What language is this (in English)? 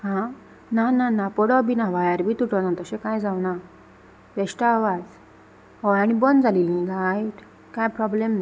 Konkani